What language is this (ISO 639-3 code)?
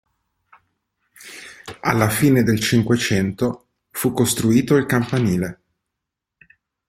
ita